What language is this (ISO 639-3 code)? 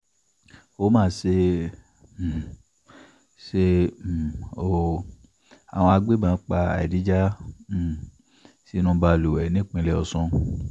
yor